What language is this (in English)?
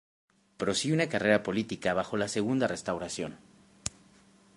Spanish